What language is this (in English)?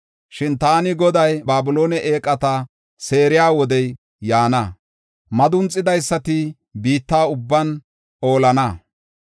Gofa